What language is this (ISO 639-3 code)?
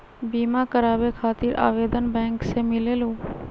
mag